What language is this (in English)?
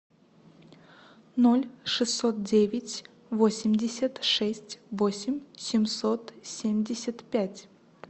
Russian